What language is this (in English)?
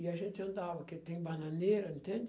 Portuguese